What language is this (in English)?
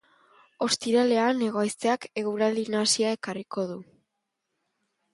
Basque